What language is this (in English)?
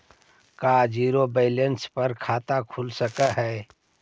Magahi